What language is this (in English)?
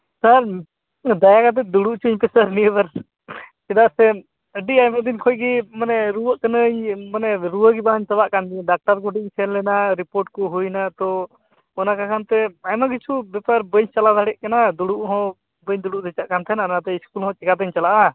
Santali